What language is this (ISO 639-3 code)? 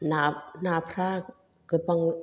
brx